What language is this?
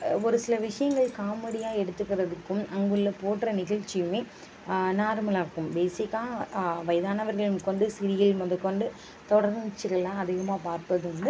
Tamil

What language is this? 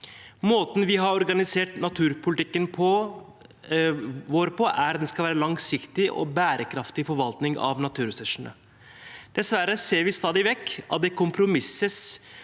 Norwegian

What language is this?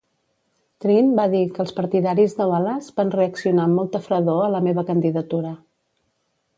Catalan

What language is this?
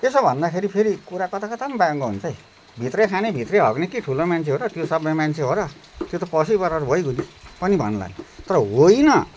Nepali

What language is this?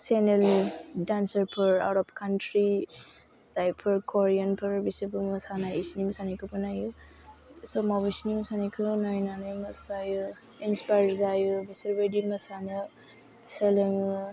Bodo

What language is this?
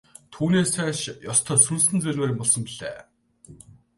Mongolian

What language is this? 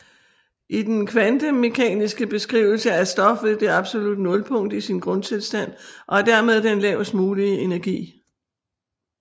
Danish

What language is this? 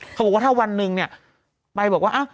Thai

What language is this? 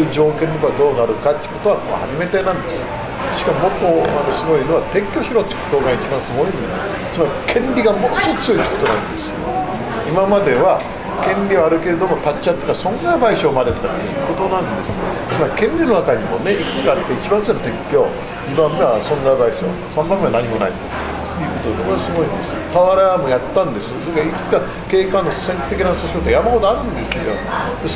Japanese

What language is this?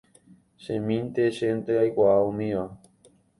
Guarani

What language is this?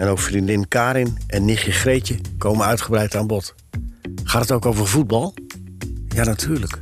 Dutch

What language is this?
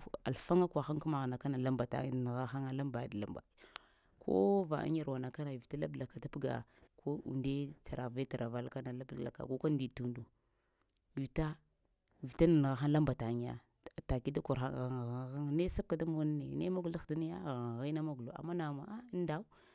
Lamang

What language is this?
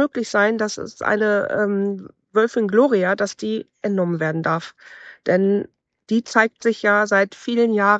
German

